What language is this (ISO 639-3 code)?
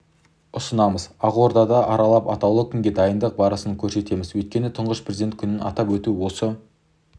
kaz